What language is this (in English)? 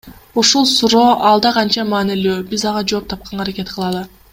Kyrgyz